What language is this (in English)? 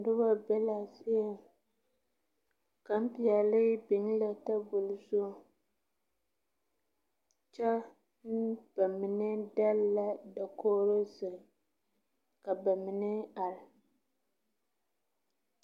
Southern Dagaare